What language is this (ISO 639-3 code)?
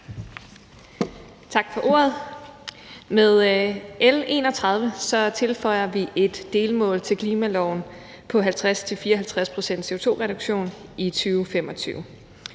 dan